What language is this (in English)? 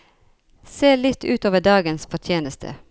Norwegian